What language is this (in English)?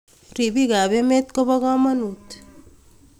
Kalenjin